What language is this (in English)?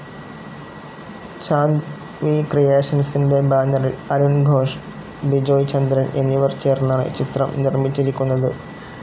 Malayalam